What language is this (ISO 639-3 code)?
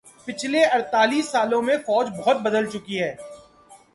urd